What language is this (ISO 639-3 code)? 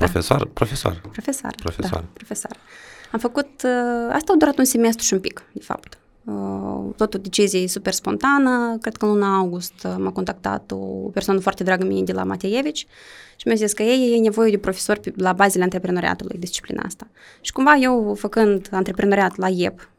ron